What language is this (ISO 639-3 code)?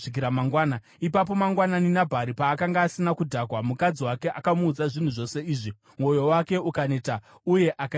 sna